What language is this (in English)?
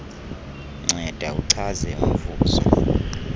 Xhosa